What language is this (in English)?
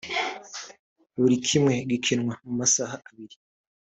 Kinyarwanda